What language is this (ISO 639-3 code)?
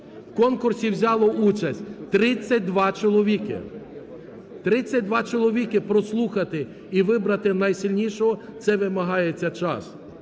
ukr